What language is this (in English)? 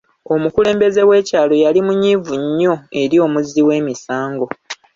Ganda